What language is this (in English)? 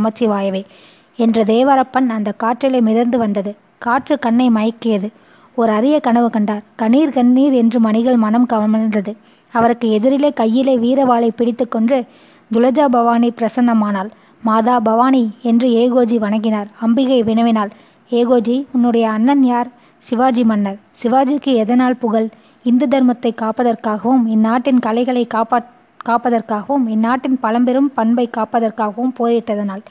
Tamil